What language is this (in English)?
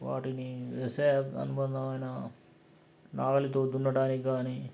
Telugu